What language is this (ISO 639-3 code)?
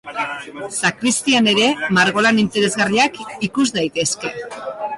eus